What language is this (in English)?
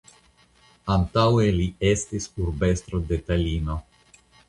Esperanto